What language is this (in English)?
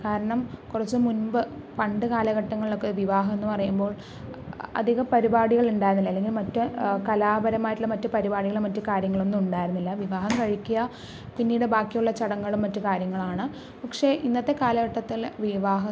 Malayalam